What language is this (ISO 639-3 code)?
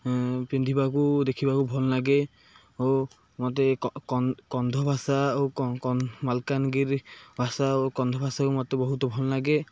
ori